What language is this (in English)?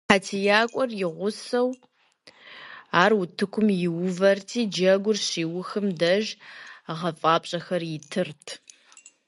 Kabardian